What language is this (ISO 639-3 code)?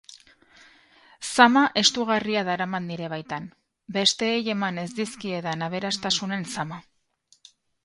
eus